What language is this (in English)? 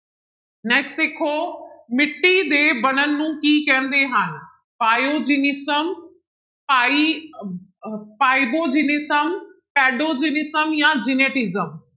Punjabi